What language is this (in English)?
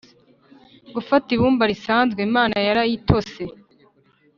Kinyarwanda